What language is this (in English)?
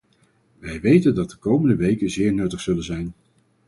Dutch